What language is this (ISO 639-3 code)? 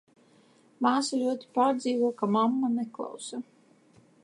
lav